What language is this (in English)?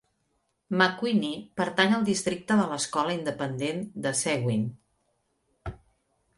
Catalan